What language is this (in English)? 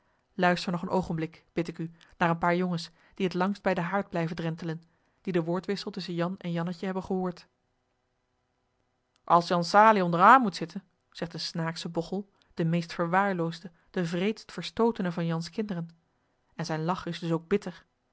Dutch